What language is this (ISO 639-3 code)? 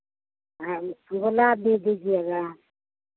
hin